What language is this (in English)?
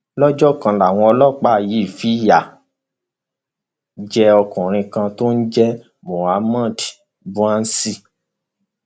Yoruba